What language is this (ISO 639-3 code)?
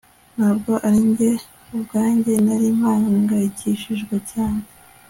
kin